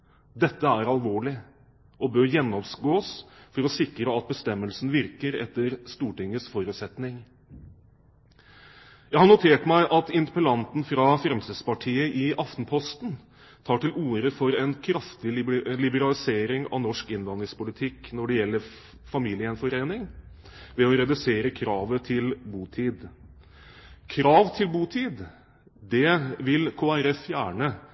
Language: Norwegian Bokmål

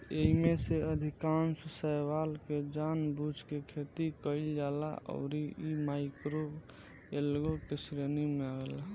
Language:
Bhojpuri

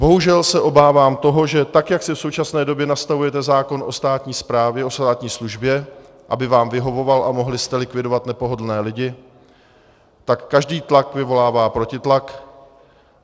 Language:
Czech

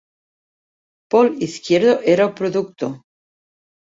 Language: Catalan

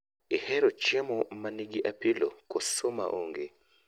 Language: Luo (Kenya and Tanzania)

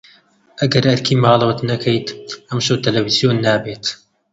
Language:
Central Kurdish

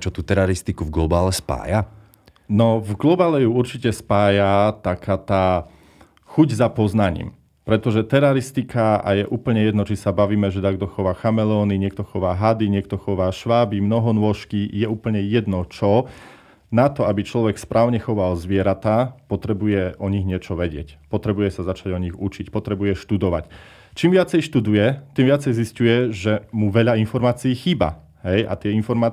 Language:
Slovak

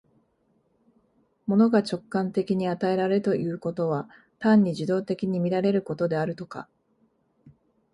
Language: Japanese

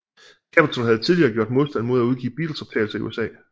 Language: Danish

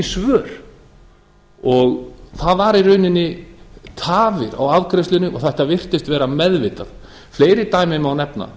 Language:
Icelandic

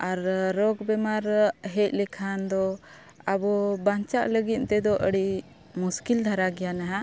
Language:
Santali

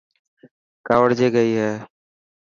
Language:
Dhatki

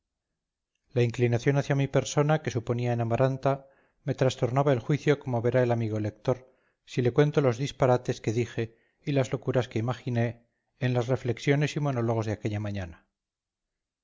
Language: Spanish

